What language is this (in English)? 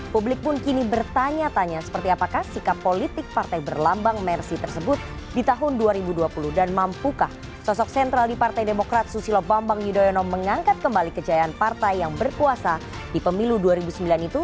Indonesian